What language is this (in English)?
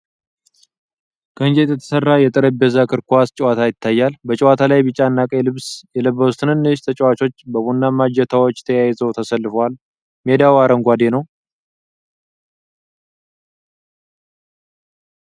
Amharic